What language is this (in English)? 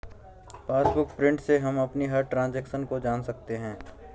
Hindi